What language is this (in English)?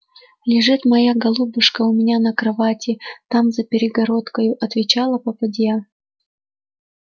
Russian